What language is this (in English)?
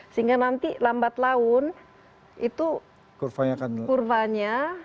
Indonesian